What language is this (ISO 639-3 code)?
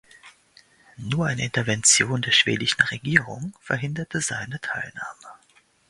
deu